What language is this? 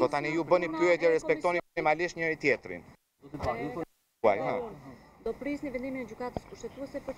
Romanian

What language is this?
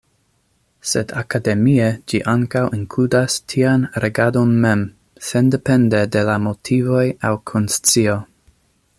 Esperanto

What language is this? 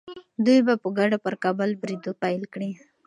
Pashto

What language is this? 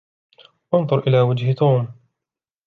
Arabic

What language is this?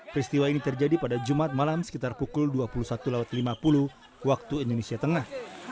Indonesian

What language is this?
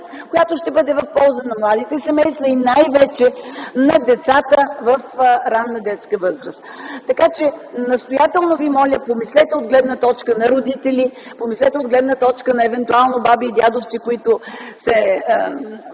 Bulgarian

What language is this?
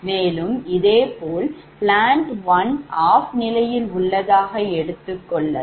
Tamil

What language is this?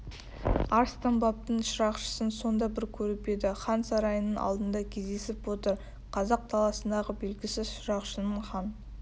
Kazakh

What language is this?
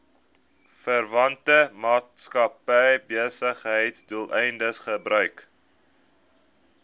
Afrikaans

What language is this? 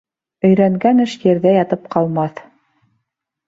Bashkir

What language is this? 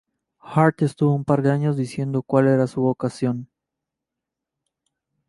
Spanish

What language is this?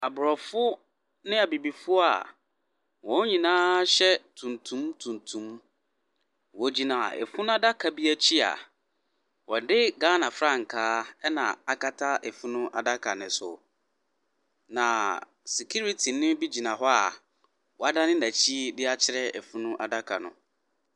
Akan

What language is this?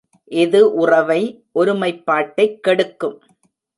Tamil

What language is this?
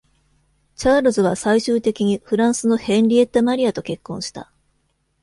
Japanese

